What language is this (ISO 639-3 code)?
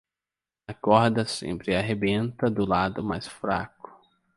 por